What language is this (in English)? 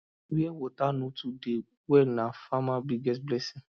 Nigerian Pidgin